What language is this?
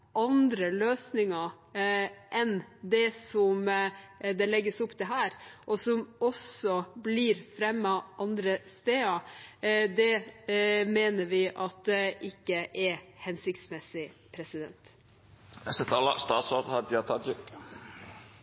Norwegian Bokmål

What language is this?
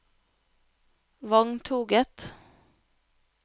Norwegian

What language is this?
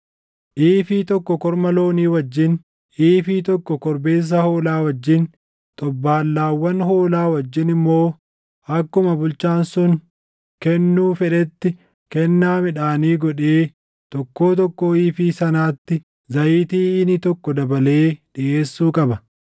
Oromo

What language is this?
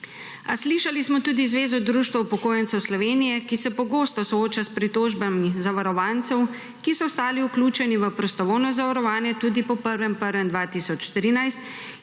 Slovenian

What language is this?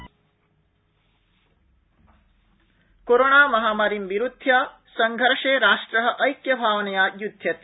Sanskrit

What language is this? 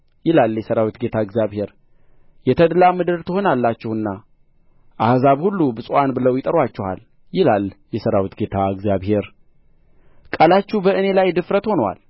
Amharic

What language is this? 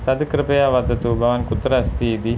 Sanskrit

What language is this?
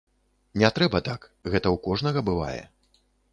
Belarusian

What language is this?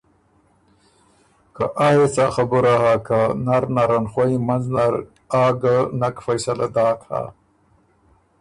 Ormuri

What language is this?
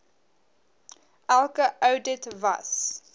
Afrikaans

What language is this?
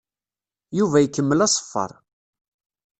Kabyle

